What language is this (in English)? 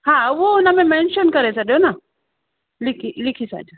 Sindhi